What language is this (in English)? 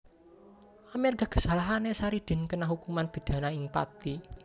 Javanese